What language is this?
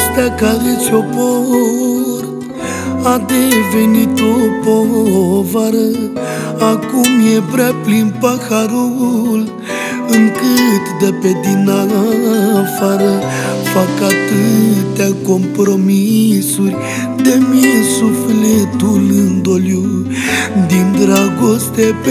Romanian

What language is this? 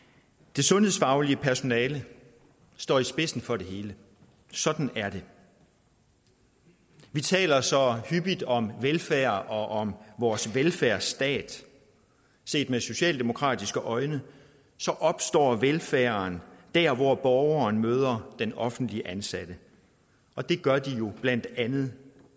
Danish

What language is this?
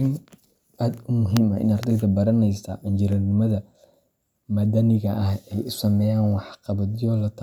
Somali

